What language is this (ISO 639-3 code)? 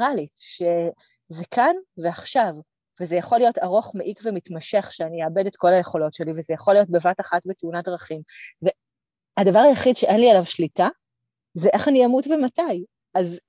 heb